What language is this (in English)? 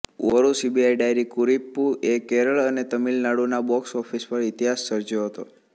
Gujarati